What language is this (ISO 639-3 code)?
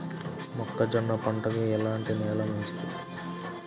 tel